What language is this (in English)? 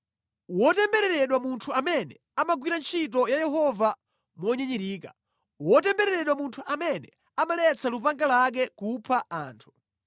Nyanja